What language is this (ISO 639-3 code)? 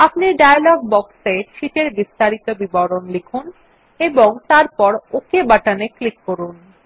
ben